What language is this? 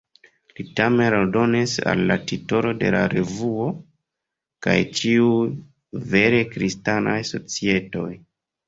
Esperanto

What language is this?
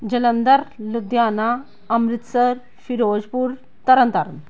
Punjabi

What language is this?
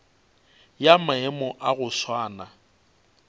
Northern Sotho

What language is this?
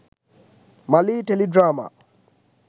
Sinhala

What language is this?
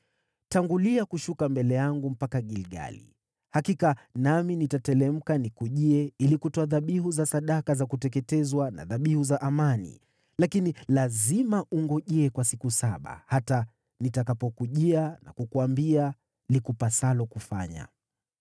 Swahili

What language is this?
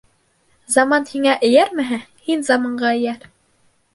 Bashkir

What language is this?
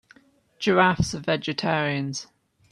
English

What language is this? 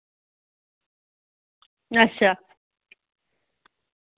Dogri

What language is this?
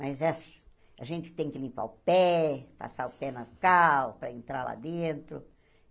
Portuguese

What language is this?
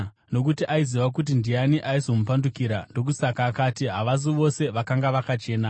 Shona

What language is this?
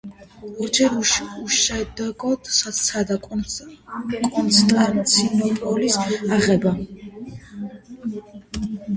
Georgian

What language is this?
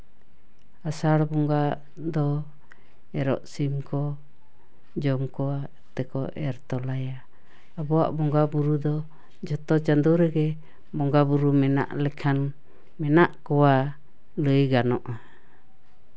Santali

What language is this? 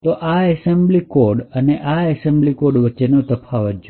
Gujarati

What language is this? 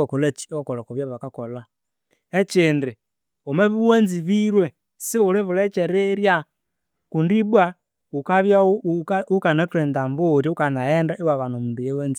Konzo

